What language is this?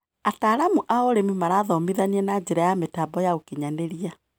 Kikuyu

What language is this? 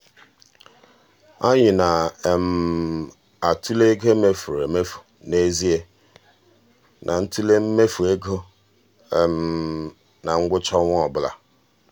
Igbo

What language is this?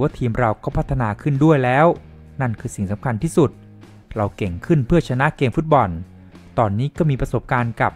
Thai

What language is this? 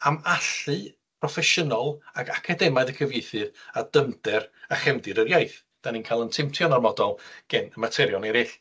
Welsh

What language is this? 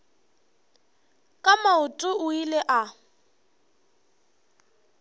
Northern Sotho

